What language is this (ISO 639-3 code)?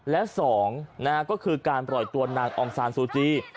tha